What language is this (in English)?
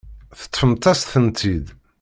Kabyle